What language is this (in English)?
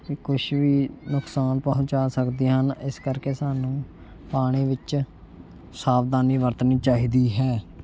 Punjabi